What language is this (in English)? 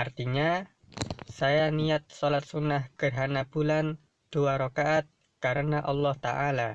Indonesian